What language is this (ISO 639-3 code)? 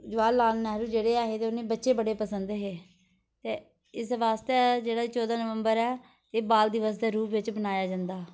doi